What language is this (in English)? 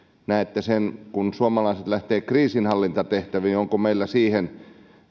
Finnish